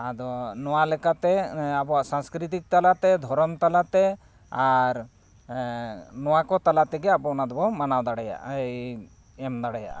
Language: Santali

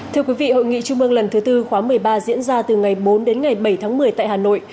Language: Vietnamese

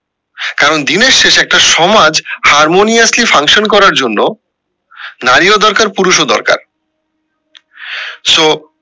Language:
Bangla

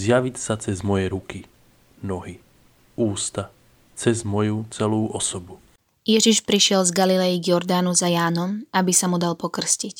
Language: Slovak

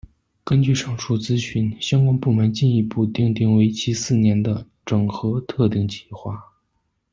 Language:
Chinese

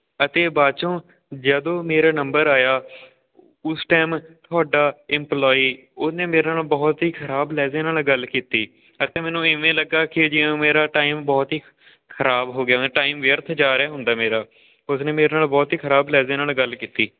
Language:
Punjabi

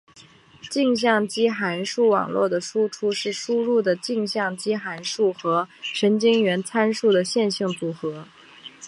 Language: Chinese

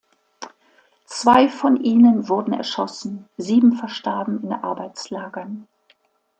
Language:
German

